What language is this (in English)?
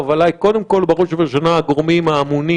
Hebrew